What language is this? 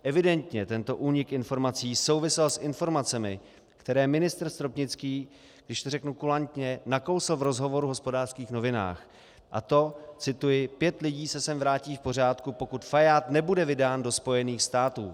Czech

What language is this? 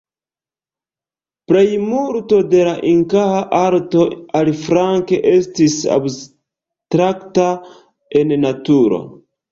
Esperanto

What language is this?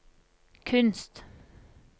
Norwegian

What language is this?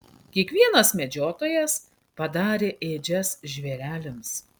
Lithuanian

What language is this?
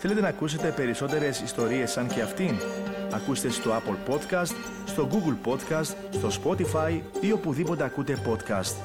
Greek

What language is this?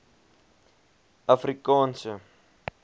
Afrikaans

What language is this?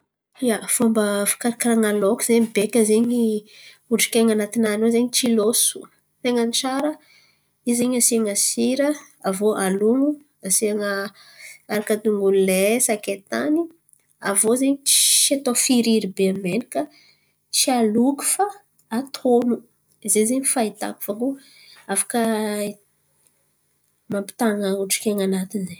Antankarana Malagasy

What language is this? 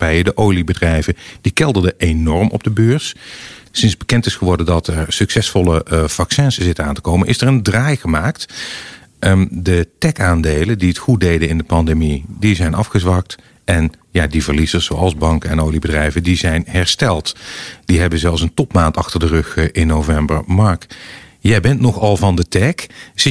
Dutch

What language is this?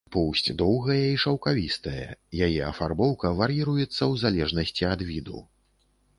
Belarusian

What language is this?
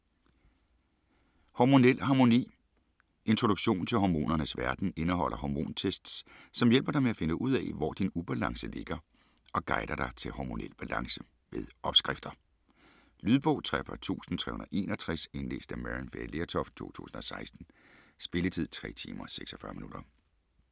Danish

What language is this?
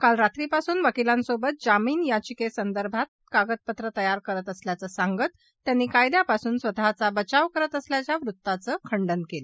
Marathi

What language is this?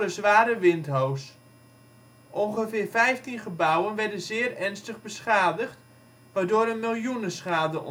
Dutch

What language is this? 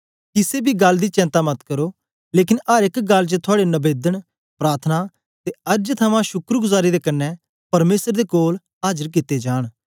Dogri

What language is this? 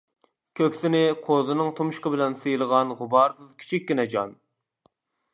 Uyghur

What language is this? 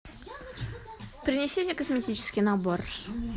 Russian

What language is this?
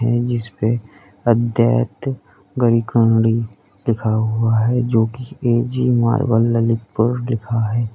Hindi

